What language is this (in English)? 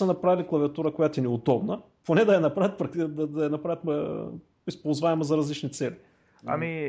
Bulgarian